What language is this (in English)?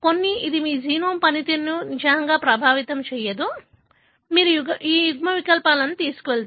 Telugu